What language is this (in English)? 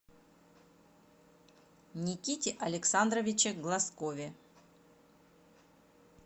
Russian